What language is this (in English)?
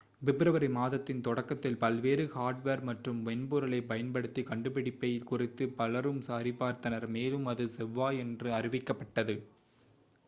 Tamil